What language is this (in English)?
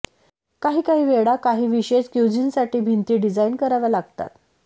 Marathi